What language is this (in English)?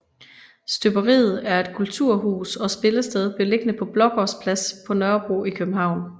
Danish